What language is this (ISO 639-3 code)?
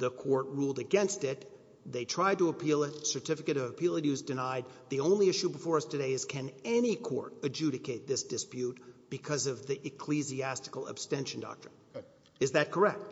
eng